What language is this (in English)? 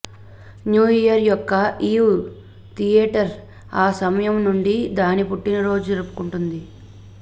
Telugu